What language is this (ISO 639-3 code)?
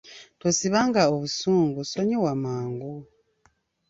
lug